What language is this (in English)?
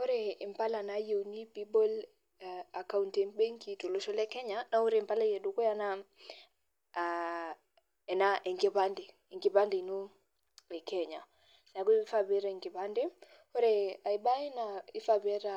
Masai